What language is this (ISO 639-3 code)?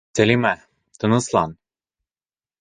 bak